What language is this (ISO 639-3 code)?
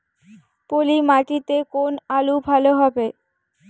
ben